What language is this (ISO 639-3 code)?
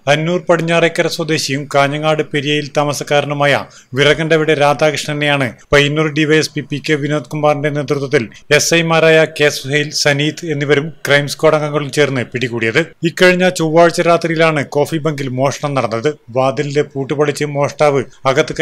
mal